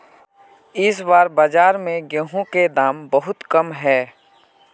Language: Magahi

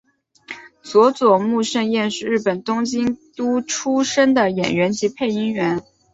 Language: Chinese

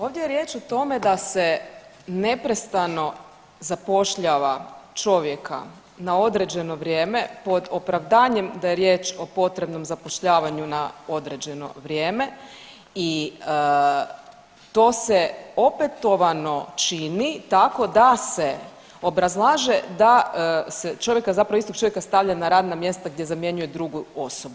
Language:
Croatian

